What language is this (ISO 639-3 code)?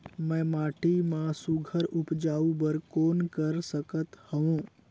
hne